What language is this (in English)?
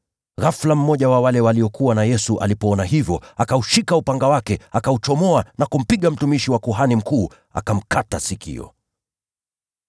Swahili